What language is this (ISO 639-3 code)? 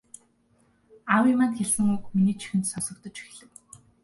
mon